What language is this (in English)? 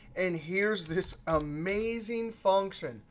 English